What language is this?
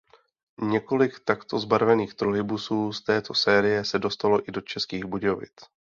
Czech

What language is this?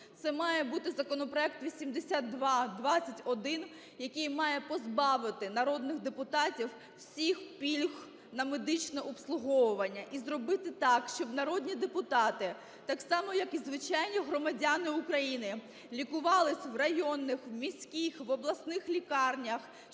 Ukrainian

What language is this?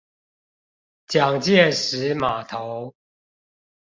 Chinese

